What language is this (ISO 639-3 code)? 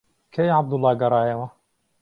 ckb